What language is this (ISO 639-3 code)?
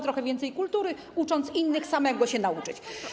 pol